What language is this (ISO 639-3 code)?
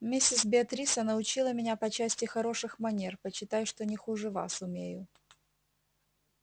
rus